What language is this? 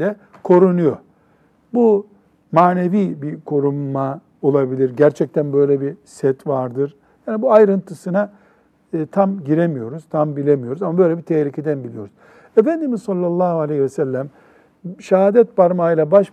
Turkish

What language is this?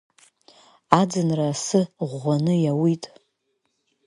Abkhazian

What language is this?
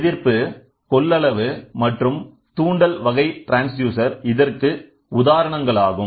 Tamil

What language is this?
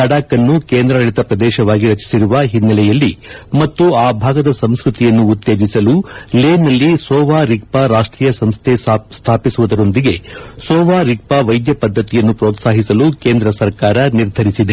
Kannada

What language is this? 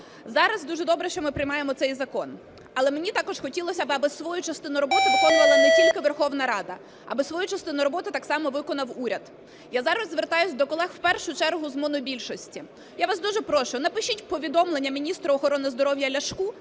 Ukrainian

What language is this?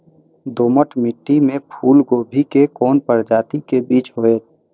Maithili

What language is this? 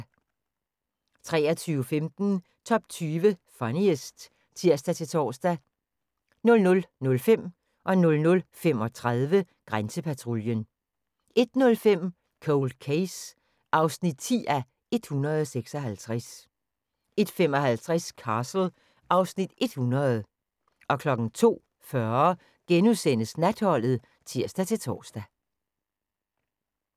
Danish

